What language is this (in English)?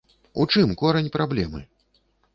Belarusian